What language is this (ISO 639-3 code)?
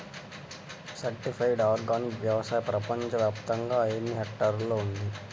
tel